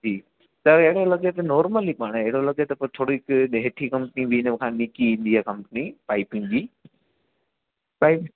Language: Sindhi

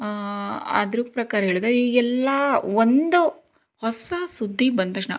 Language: Kannada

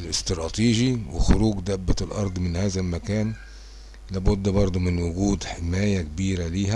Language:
Arabic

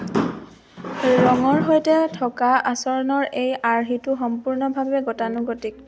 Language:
Assamese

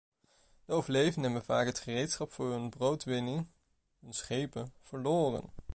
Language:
Dutch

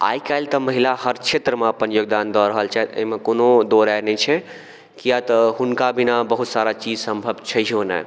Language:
Maithili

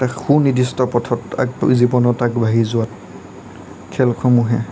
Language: Assamese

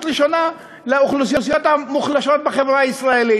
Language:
Hebrew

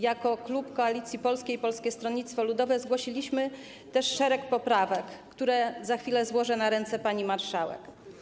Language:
Polish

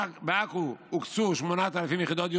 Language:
Hebrew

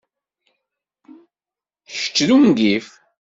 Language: Kabyle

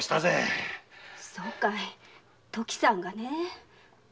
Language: Japanese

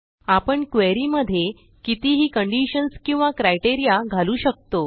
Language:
Marathi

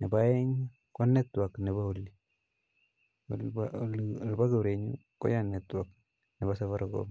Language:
Kalenjin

